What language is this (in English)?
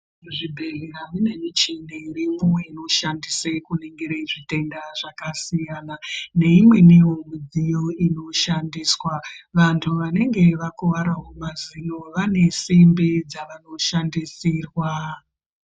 Ndau